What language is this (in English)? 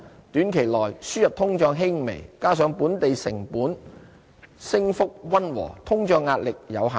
Cantonese